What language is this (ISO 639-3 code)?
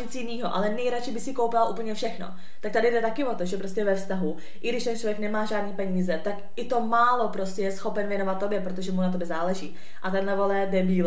ces